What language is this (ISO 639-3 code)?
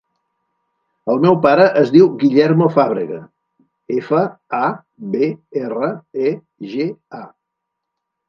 cat